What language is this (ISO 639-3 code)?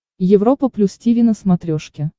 rus